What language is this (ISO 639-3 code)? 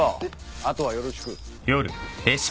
jpn